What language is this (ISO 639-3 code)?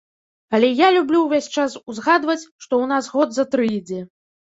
bel